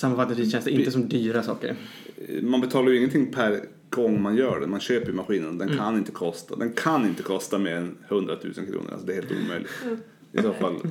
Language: Swedish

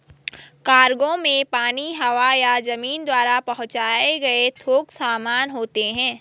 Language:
Hindi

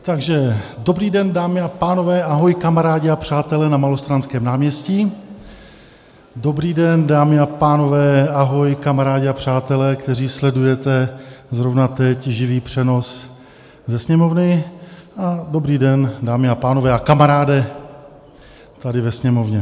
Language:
Czech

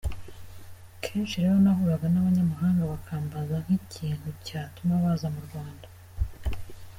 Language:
Kinyarwanda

